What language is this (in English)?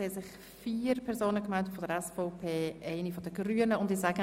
Swiss German